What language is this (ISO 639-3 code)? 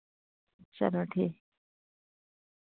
doi